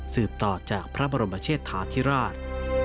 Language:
Thai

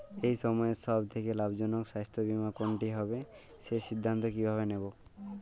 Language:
Bangla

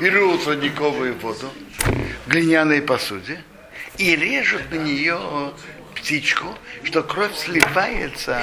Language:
Russian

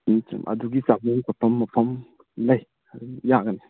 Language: Manipuri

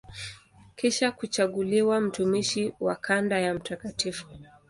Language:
Swahili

